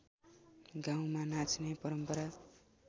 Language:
Nepali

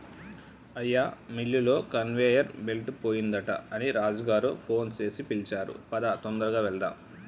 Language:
Telugu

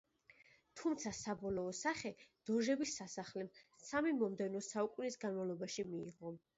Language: Georgian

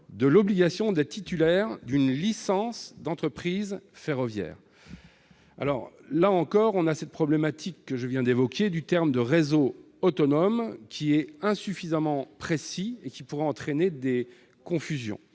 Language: French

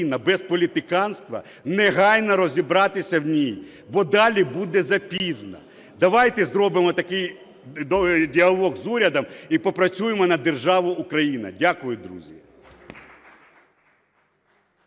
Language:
Ukrainian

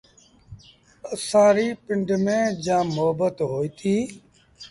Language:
Sindhi Bhil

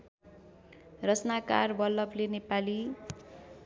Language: Nepali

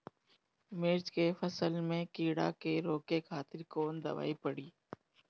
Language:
Bhojpuri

